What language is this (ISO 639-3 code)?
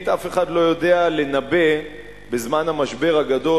heb